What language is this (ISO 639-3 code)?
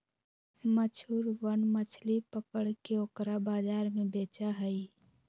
mag